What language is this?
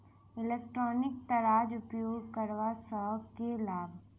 Maithili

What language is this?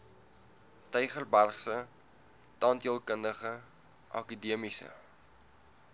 Afrikaans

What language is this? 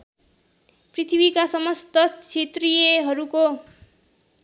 Nepali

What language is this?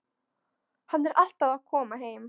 Icelandic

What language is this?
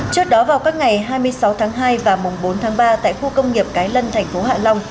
Vietnamese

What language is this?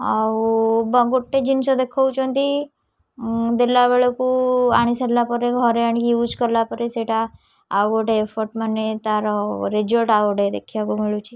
Odia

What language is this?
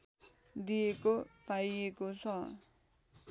Nepali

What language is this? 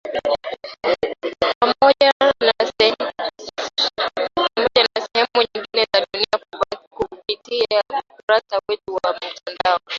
Swahili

